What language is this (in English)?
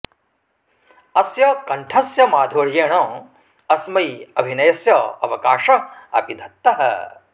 Sanskrit